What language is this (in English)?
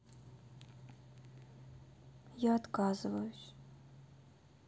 Russian